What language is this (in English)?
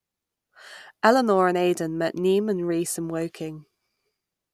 English